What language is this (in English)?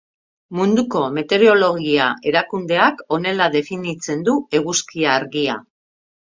Basque